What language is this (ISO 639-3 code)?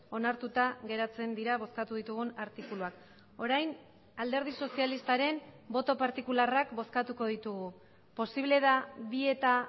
eus